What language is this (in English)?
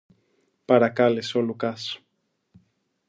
Greek